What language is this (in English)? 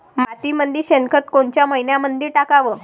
Marathi